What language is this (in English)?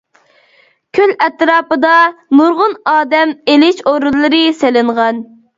Uyghur